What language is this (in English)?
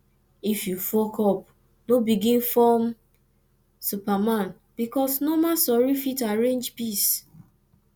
Nigerian Pidgin